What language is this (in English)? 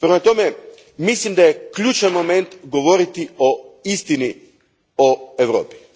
Croatian